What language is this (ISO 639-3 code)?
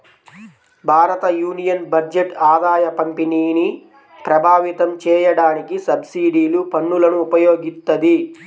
tel